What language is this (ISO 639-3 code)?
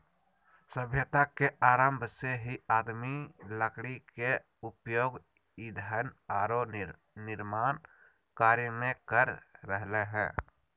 mag